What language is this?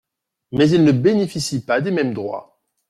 French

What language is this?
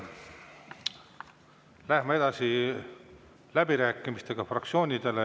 Estonian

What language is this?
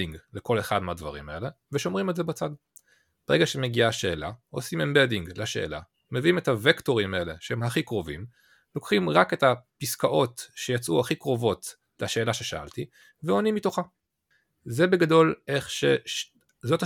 Hebrew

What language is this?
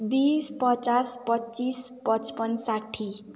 Nepali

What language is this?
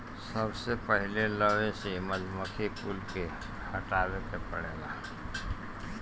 Bhojpuri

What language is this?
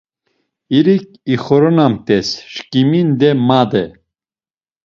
Laz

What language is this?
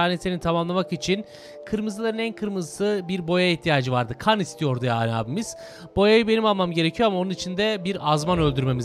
Turkish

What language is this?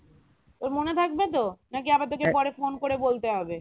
Bangla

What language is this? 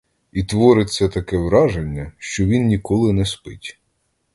Ukrainian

